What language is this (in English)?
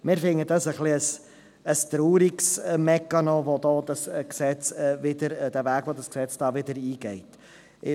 Swiss German